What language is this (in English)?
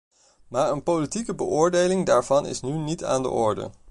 Dutch